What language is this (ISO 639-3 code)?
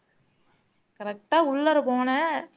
tam